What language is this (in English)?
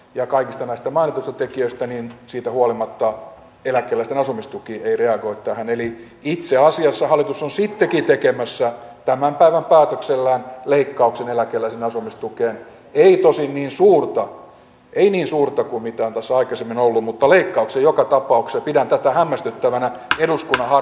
Finnish